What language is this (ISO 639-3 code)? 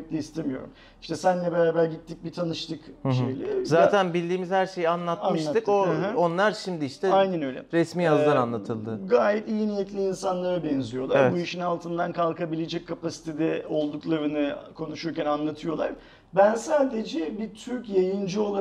tur